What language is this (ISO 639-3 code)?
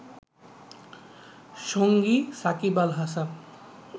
ben